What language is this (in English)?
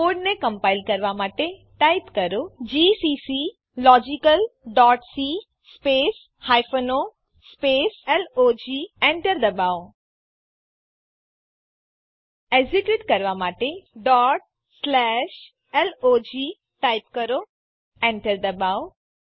Gujarati